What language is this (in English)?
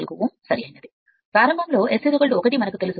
Telugu